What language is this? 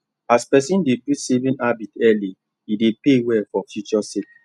Nigerian Pidgin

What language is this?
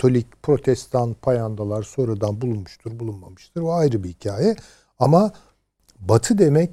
Turkish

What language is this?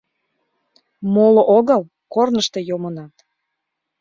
Mari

